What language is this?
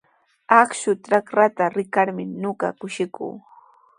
Sihuas Ancash Quechua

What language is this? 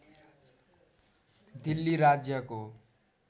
Nepali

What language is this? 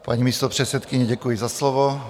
Czech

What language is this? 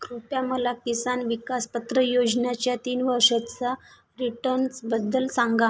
Marathi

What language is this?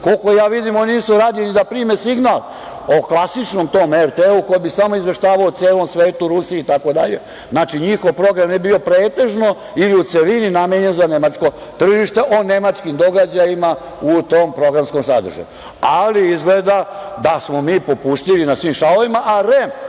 Serbian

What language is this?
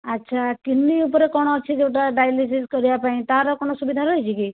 Odia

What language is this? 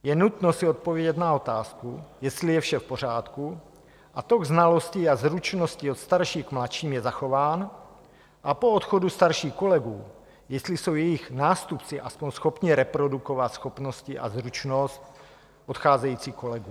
Czech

